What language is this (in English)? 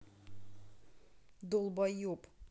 Russian